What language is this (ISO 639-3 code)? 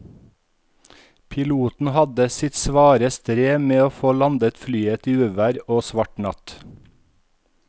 nor